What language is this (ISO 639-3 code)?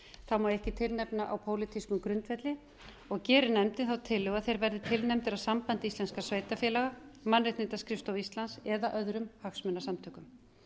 isl